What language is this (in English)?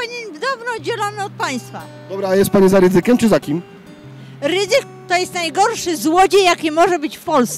Polish